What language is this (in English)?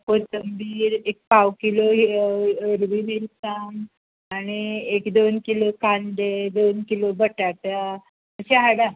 Konkani